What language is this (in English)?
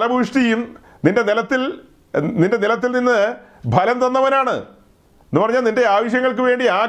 Malayalam